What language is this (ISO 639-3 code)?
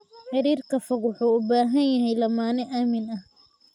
som